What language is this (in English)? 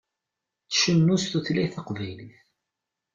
Kabyle